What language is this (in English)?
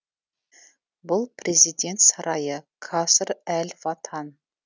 Kazakh